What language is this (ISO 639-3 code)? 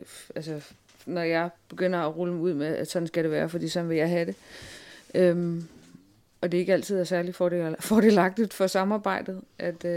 dan